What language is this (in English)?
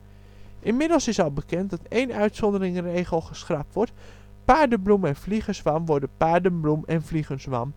Dutch